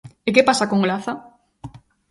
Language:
Galician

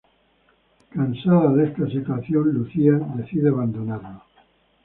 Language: Spanish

